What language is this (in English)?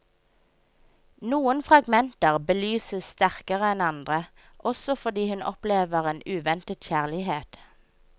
Norwegian